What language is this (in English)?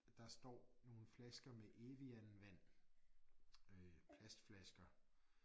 Danish